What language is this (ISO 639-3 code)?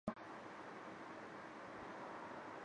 zho